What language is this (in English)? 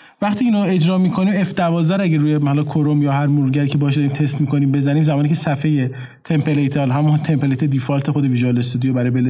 Persian